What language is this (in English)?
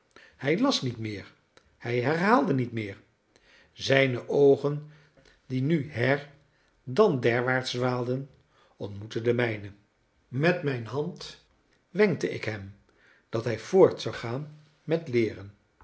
Dutch